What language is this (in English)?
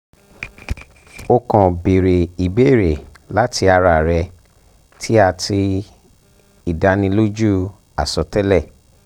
Yoruba